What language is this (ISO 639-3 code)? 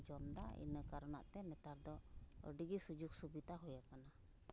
sat